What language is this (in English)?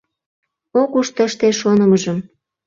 Mari